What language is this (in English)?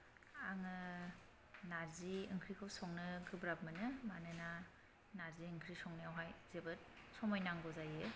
Bodo